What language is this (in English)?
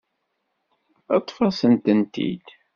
Kabyle